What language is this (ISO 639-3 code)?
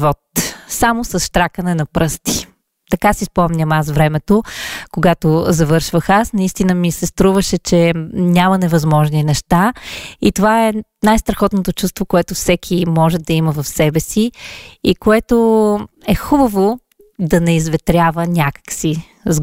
bul